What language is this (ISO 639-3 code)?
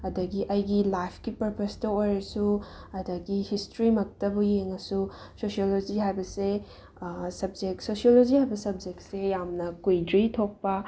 mni